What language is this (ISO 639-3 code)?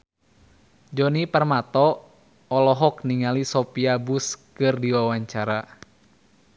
sun